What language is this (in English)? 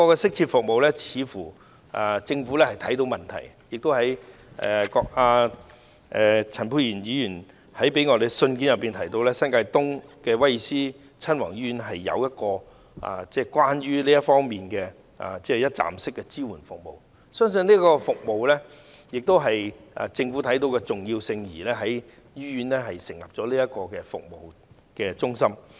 Cantonese